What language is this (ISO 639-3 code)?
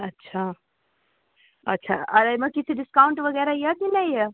mai